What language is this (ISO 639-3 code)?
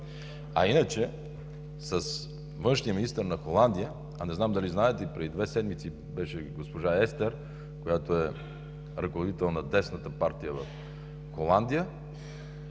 bul